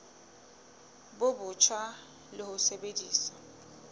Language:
Southern Sotho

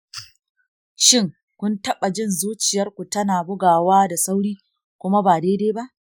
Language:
Hausa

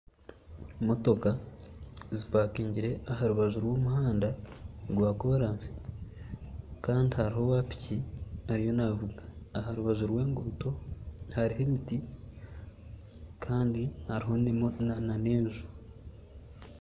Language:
Nyankole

